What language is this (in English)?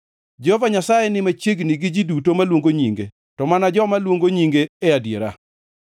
Luo (Kenya and Tanzania)